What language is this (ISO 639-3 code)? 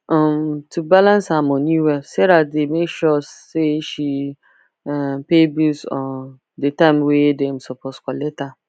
pcm